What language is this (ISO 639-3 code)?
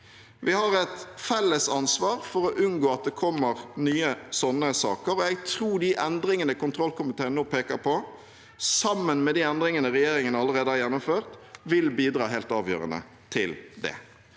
nor